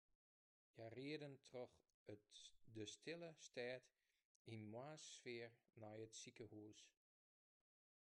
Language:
Western Frisian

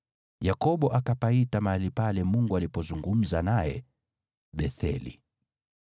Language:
Swahili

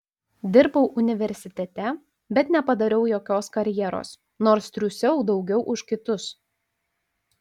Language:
Lithuanian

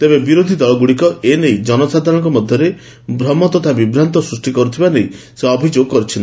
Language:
Odia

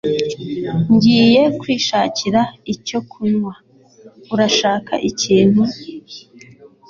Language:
Kinyarwanda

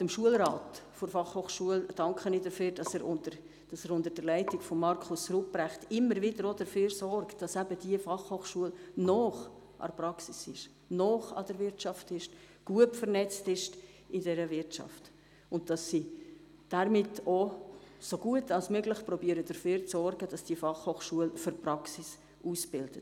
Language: Swiss German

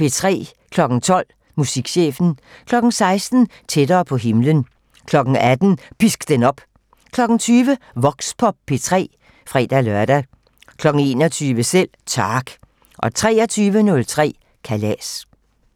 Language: Danish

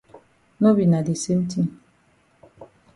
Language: Cameroon Pidgin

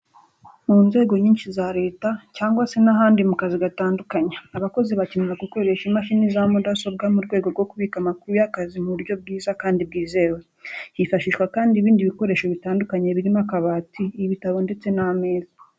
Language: Kinyarwanda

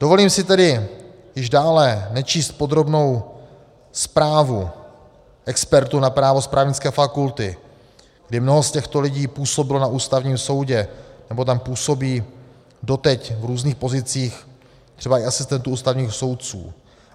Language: Czech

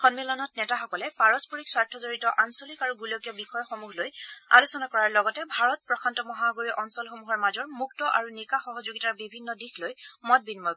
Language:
Assamese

